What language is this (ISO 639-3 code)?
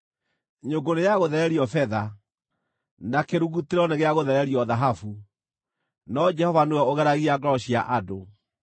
kik